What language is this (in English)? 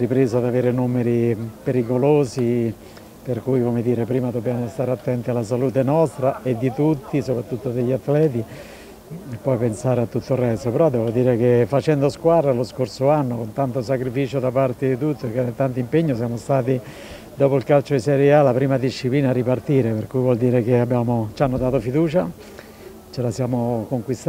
Italian